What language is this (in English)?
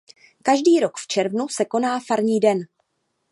Czech